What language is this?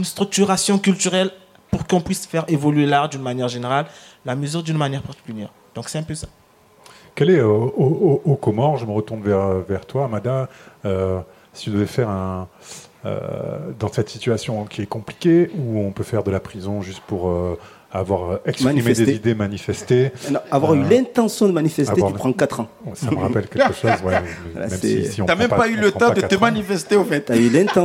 French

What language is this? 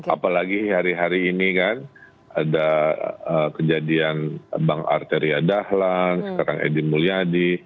Indonesian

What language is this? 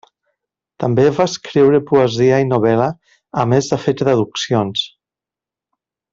Catalan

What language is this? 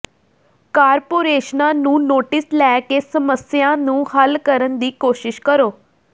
Punjabi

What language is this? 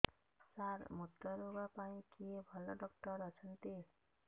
Odia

